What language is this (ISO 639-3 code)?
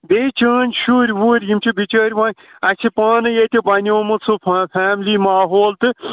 kas